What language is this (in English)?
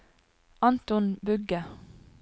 Norwegian